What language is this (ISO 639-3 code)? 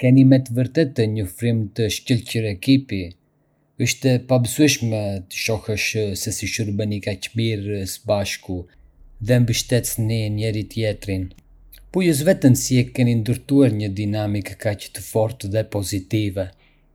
aae